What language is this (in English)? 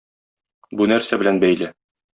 Tatar